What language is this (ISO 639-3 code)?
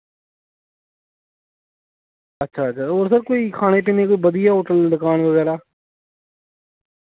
doi